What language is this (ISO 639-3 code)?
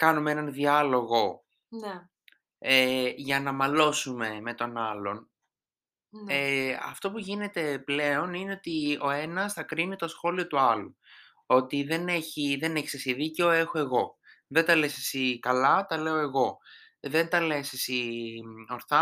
ell